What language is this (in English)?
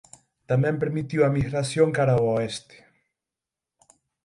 Galician